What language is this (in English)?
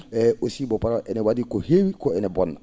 Fula